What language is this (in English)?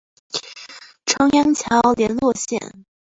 Chinese